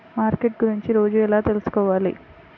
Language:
Telugu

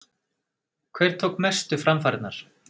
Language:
Icelandic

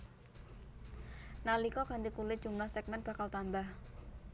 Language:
Javanese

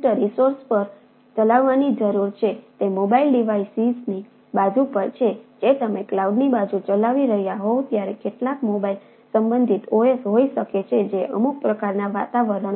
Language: Gujarati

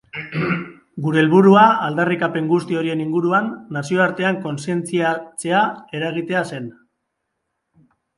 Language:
Basque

